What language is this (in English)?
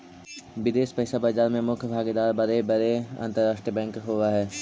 Magahi